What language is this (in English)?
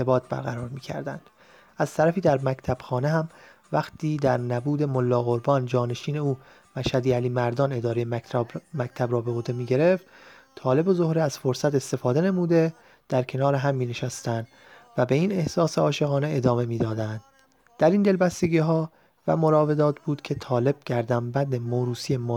Persian